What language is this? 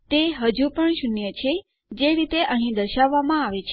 Gujarati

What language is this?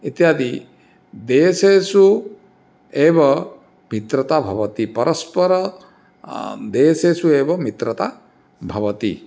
Sanskrit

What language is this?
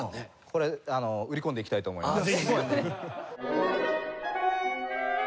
Japanese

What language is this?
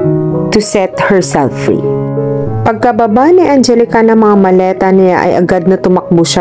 Filipino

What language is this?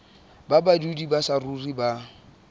Southern Sotho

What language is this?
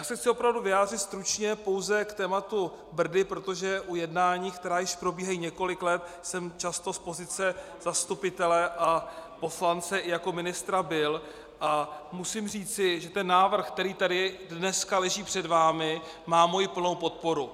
Czech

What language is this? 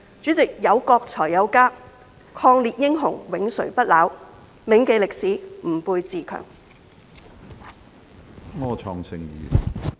Cantonese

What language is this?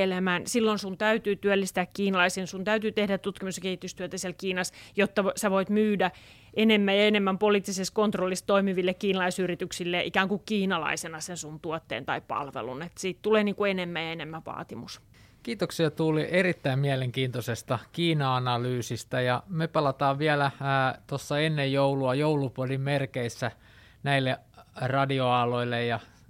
Finnish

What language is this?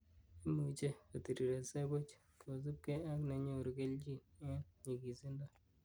Kalenjin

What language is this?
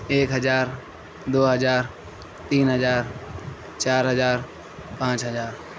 Urdu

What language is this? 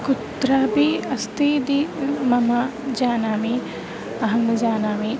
Sanskrit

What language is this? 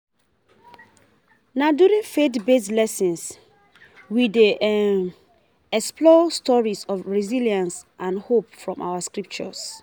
Nigerian Pidgin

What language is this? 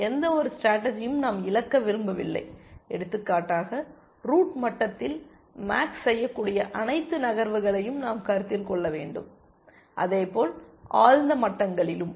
Tamil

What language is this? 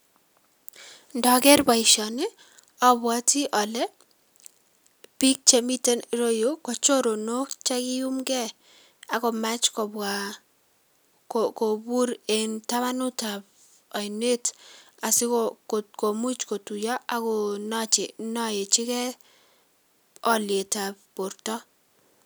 Kalenjin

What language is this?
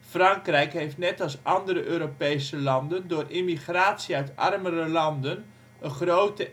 Dutch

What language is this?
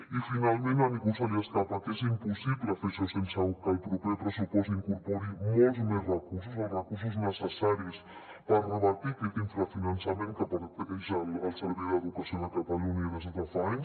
Catalan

